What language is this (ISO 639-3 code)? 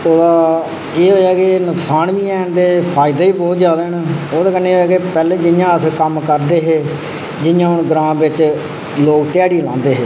doi